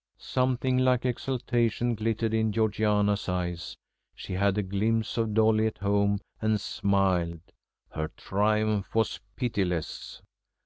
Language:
English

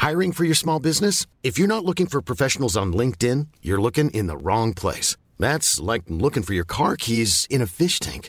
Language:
Filipino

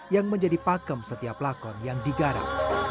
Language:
Indonesian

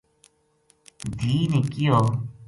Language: Gujari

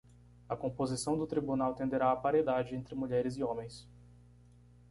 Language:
Portuguese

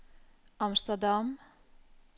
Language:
Norwegian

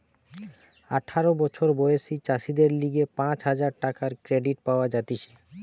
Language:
Bangla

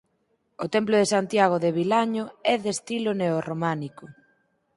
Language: Galician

